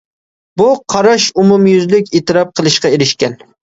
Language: Uyghur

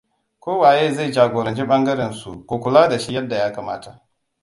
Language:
Hausa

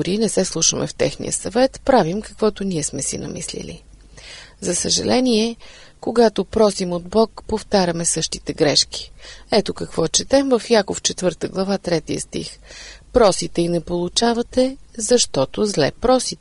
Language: Bulgarian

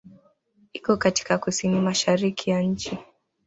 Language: Swahili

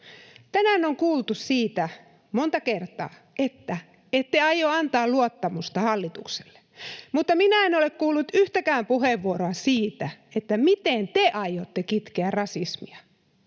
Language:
Finnish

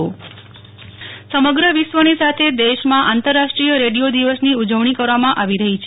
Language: Gujarati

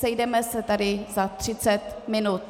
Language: Czech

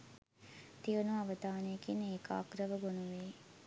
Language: Sinhala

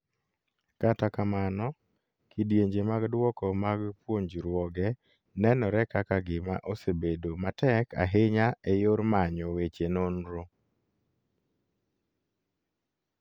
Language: Luo (Kenya and Tanzania)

